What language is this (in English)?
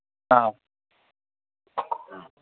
Manipuri